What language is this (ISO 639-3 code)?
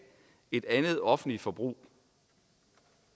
dan